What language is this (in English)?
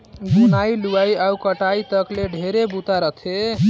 Chhattisgarhi